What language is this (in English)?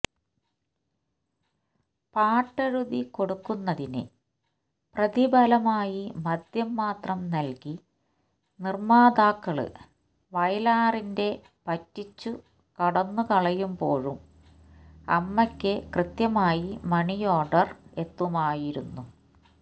Malayalam